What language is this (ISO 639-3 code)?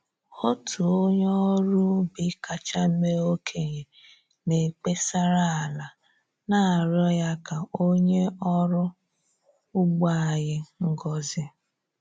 ibo